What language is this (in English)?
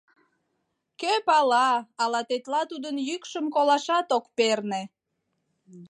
Mari